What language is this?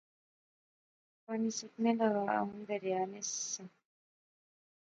Pahari-Potwari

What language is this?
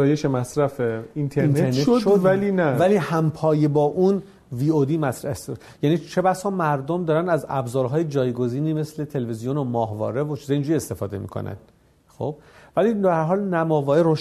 Persian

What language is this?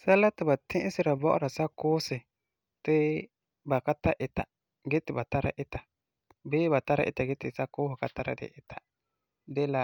Frafra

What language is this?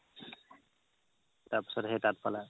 Assamese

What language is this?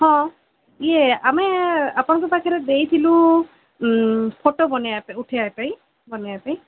Odia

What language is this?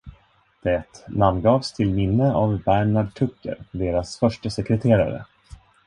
Swedish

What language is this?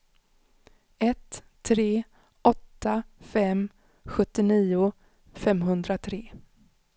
Swedish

